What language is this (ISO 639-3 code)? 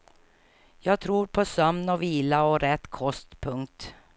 swe